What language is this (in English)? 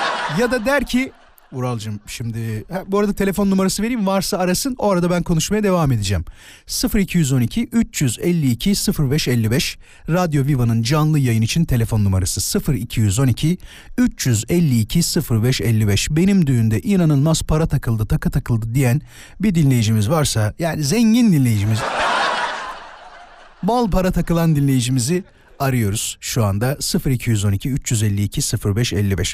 Turkish